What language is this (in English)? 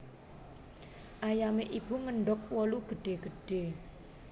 Javanese